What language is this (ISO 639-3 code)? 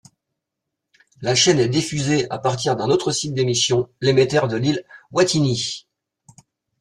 fra